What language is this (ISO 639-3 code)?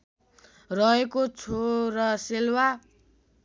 nep